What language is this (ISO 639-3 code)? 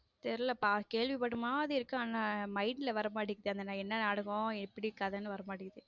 tam